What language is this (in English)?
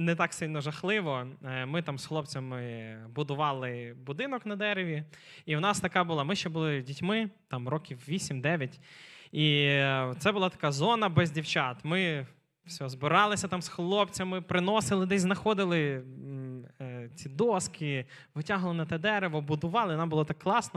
Ukrainian